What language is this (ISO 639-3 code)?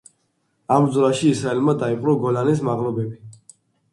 kat